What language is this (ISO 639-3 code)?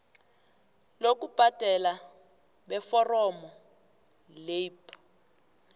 nbl